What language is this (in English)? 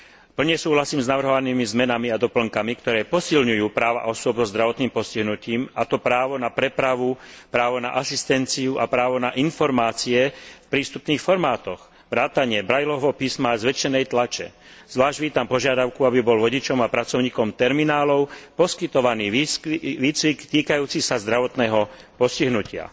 Slovak